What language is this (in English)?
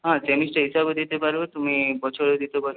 Bangla